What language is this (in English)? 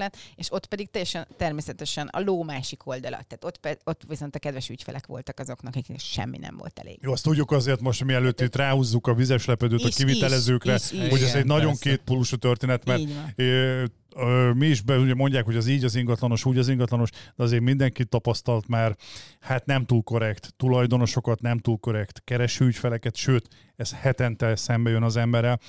Hungarian